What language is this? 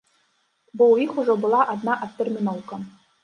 Belarusian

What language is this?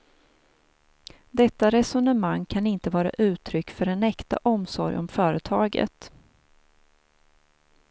Swedish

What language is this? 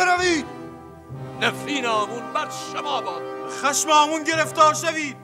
Persian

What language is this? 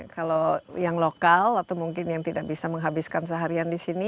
Indonesian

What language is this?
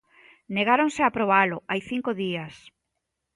Galician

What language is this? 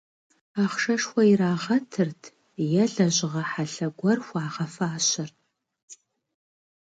Kabardian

